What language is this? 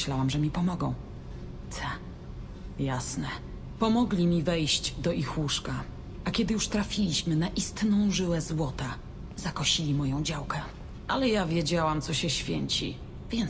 Polish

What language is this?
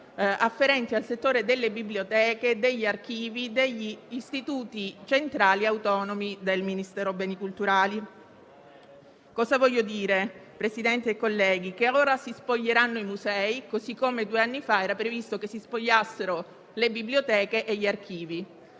Italian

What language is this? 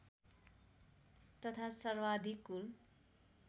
Nepali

